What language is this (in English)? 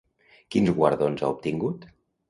Catalan